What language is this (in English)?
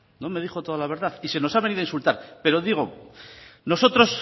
Spanish